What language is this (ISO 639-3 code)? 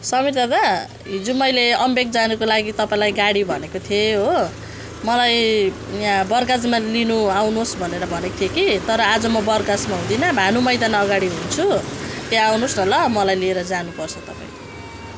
nep